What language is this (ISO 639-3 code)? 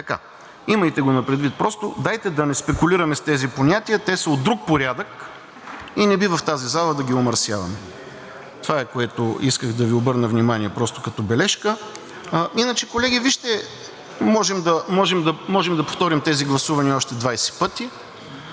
bul